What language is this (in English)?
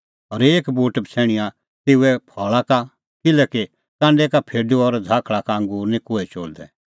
Kullu Pahari